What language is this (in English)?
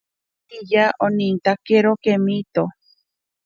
Ashéninka Perené